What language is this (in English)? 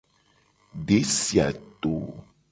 Gen